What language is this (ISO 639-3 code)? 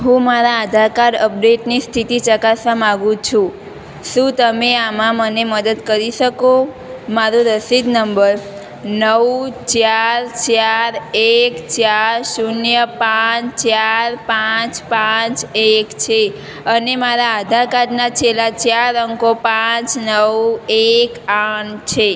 guj